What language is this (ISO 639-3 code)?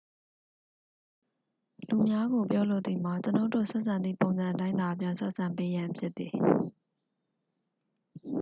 mya